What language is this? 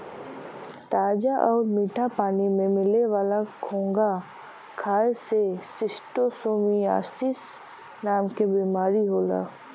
Bhojpuri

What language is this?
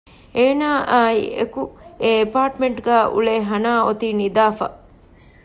Divehi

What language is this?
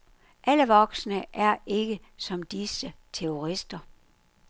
Danish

